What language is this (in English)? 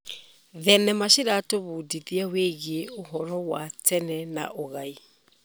Kikuyu